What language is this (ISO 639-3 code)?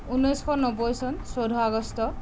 asm